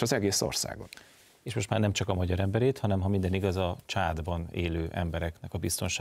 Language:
Hungarian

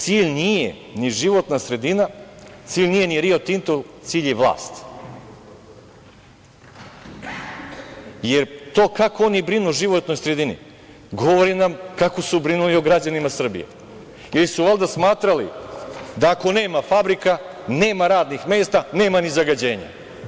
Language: Serbian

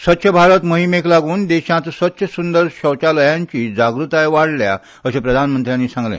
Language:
Konkani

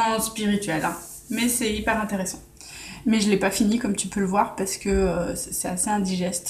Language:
French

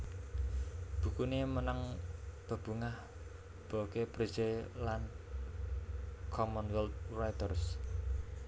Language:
Javanese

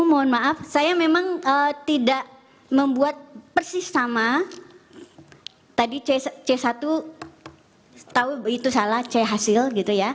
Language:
Indonesian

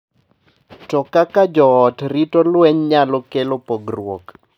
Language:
Luo (Kenya and Tanzania)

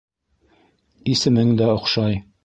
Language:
Bashkir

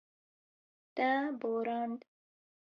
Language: Kurdish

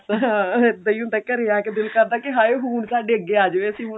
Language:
Punjabi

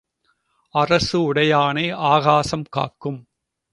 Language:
Tamil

